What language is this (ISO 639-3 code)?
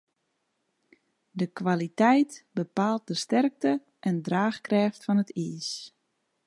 fry